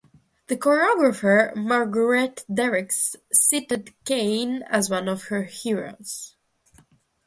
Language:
English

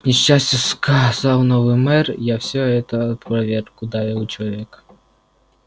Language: Russian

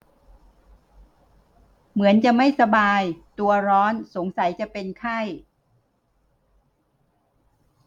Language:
Thai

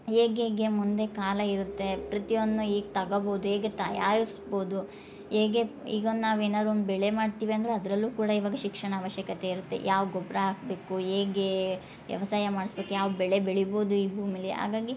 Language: Kannada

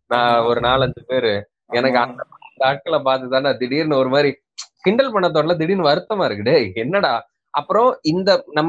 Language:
Tamil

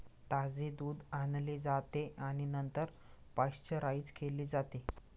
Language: Marathi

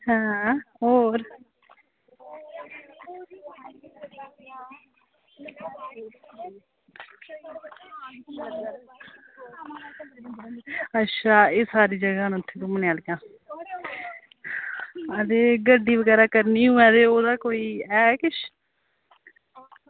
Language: Dogri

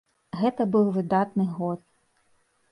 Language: Belarusian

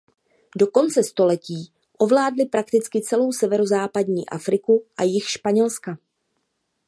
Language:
Czech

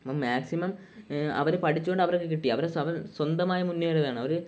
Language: Malayalam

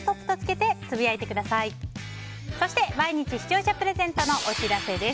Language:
Japanese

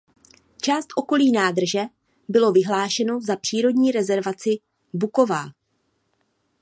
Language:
Czech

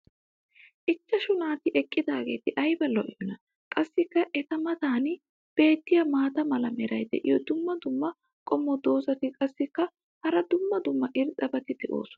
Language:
Wolaytta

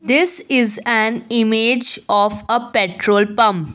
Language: English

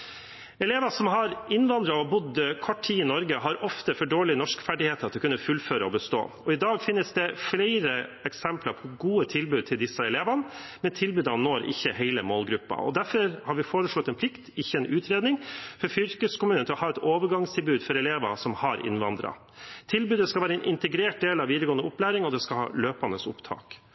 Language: Norwegian Bokmål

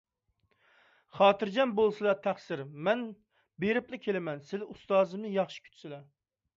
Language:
Uyghur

